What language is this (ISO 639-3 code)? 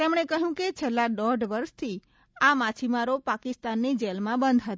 guj